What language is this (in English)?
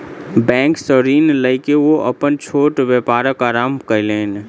Maithili